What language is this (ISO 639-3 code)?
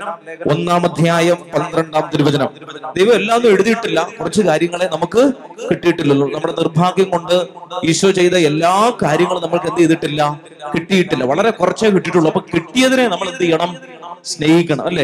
mal